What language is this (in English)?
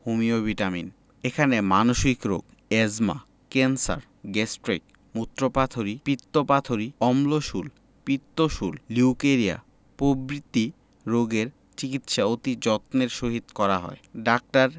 Bangla